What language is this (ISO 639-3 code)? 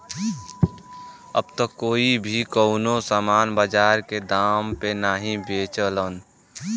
bho